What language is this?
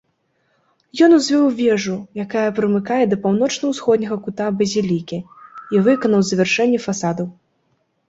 Belarusian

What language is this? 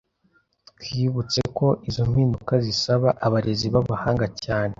Kinyarwanda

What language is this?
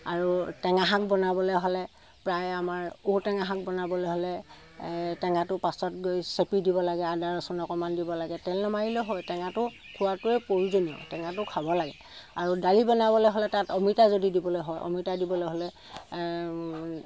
Assamese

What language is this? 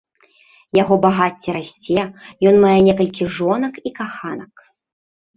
Belarusian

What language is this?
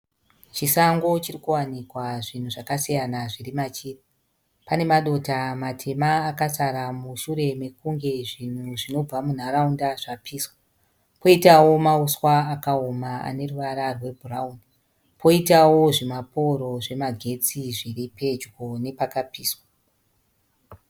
Shona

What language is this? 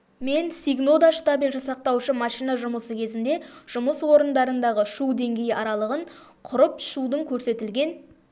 Kazakh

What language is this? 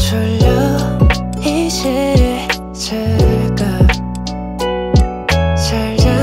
Korean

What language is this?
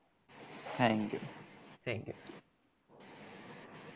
Gujarati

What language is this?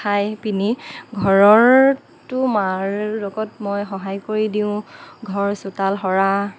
Assamese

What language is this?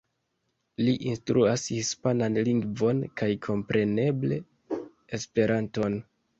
Esperanto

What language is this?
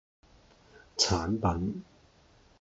Cantonese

